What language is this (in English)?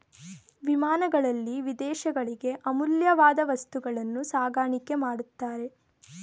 Kannada